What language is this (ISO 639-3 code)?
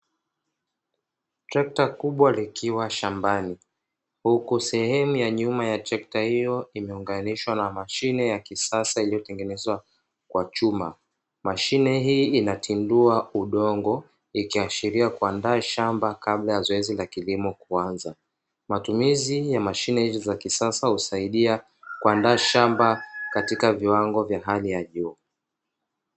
swa